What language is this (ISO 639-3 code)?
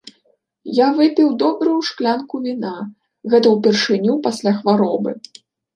bel